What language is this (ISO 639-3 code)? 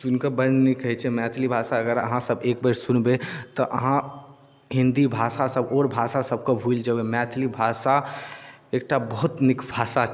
mai